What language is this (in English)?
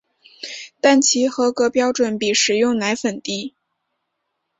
Chinese